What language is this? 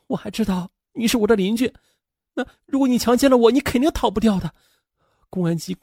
Chinese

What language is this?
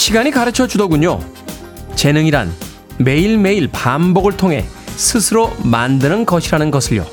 Korean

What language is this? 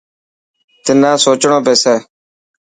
Dhatki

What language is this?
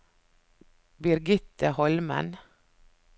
Norwegian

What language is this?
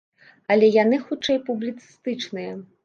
Belarusian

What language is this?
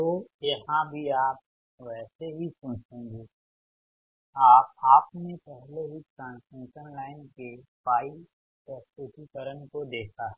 Hindi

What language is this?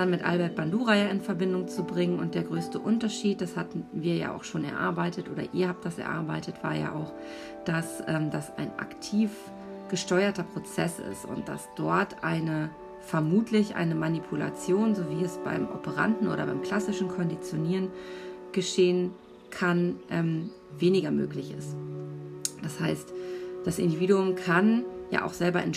German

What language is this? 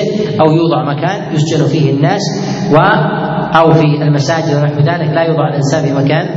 Arabic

